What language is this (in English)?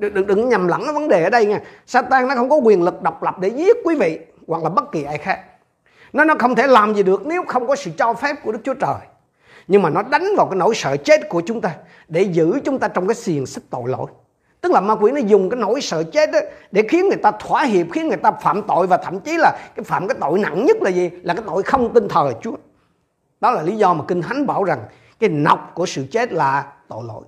Vietnamese